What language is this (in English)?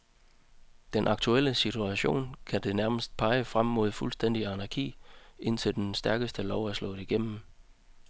Danish